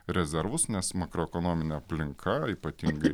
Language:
Lithuanian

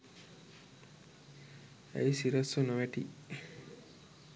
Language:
Sinhala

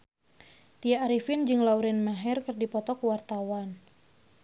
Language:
Sundanese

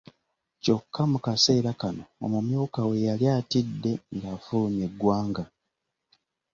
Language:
Ganda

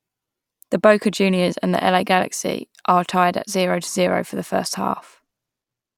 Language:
English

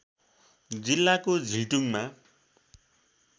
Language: Nepali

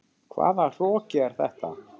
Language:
Icelandic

